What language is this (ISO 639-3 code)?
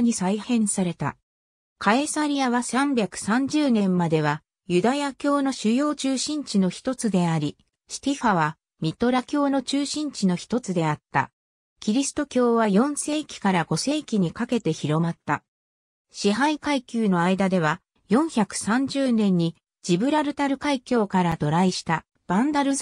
jpn